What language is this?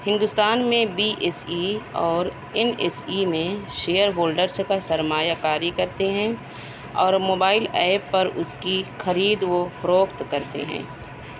Urdu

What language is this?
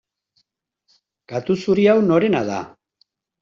Basque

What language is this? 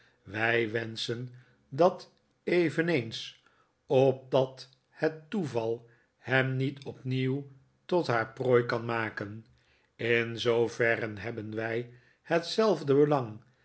Dutch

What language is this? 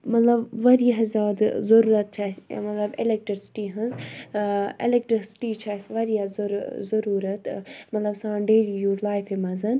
Kashmiri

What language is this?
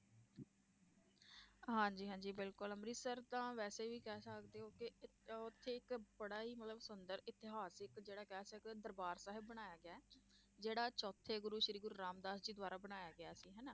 Punjabi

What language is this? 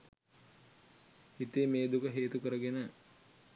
Sinhala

